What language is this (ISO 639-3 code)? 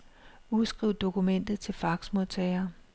dan